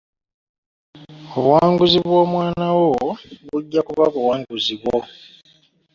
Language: Ganda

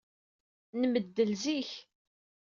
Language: Kabyle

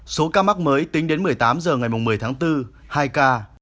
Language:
Vietnamese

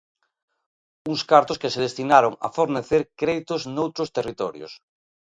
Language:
Galician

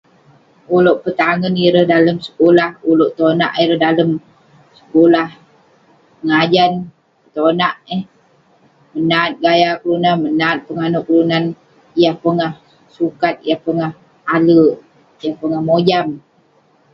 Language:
Western Penan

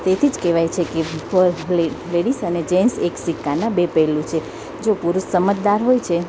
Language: Gujarati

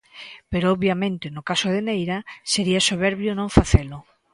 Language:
Galician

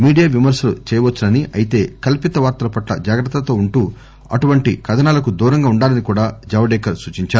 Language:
Telugu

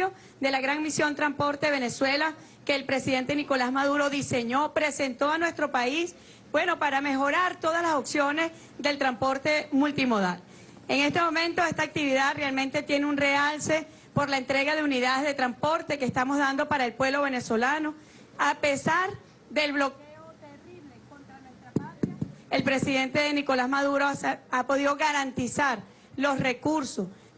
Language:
Spanish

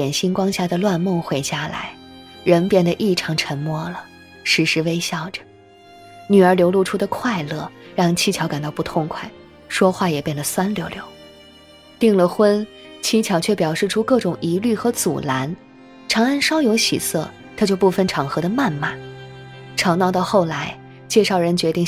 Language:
Chinese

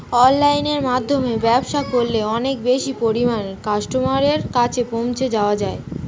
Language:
Bangla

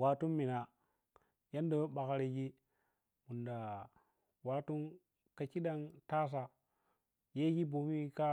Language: Piya-Kwonci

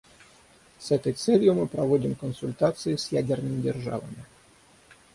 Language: Russian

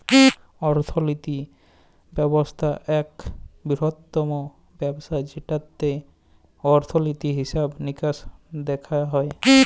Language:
Bangla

